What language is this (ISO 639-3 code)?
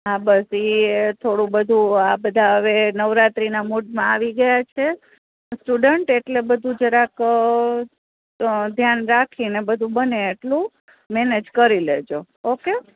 guj